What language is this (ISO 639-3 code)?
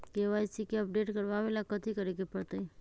mag